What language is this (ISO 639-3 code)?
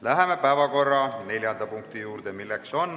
est